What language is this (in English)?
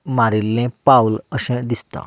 Konkani